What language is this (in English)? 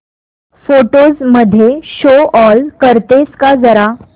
Marathi